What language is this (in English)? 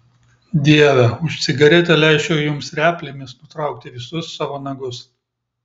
Lithuanian